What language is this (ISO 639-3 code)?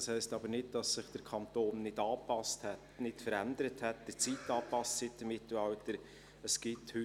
gsw